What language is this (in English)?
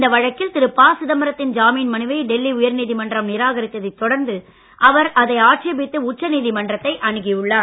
Tamil